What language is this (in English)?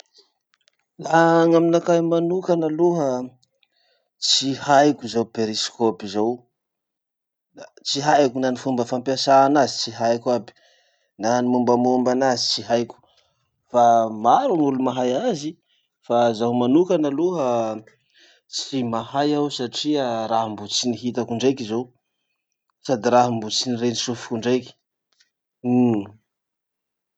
Masikoro Malagasy